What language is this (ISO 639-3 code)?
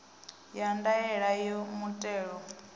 ven